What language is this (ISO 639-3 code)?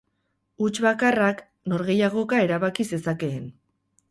eus